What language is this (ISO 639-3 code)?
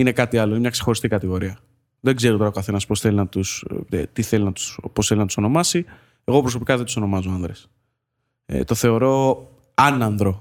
ell